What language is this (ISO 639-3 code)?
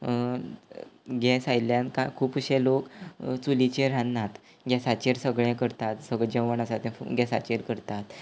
kok